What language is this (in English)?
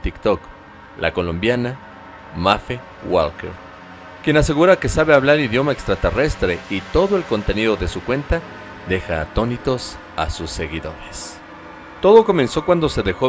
Spanish